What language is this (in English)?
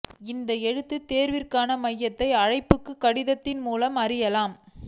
Tamil